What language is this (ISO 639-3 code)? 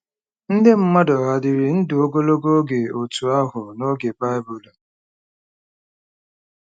ibo